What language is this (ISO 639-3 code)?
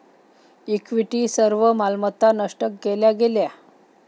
mar